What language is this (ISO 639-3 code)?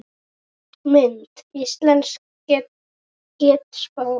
isl